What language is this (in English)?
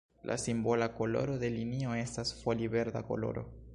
Esperanto